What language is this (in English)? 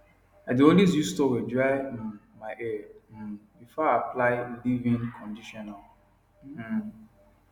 Nigerian Pidgin